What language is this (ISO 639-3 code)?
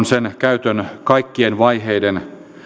fin